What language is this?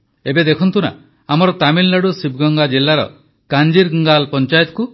Odia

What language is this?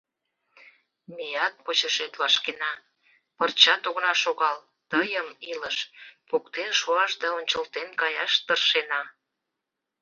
Mari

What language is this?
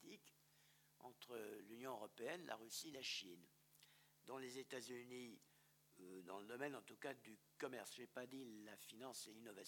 French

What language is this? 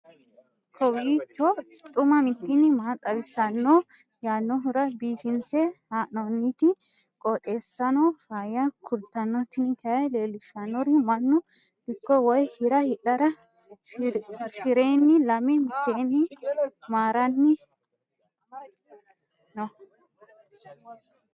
Sidamo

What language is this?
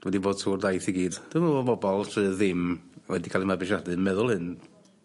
Welsh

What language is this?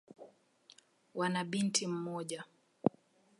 Swahili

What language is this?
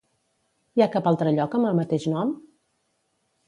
Catalan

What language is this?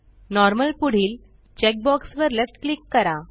Marathi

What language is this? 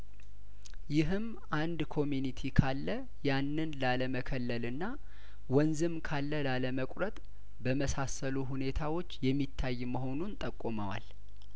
Amharic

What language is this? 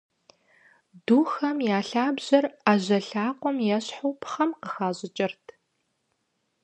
Kabardian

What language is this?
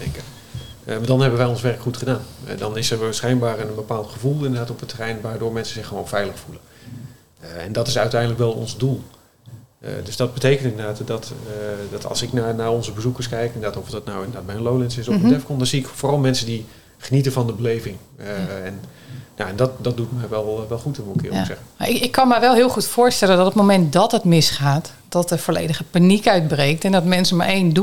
Dutch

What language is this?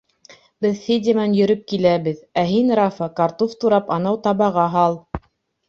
Bashkir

